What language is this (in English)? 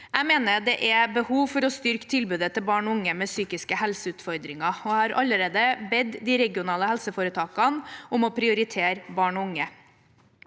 Norwegian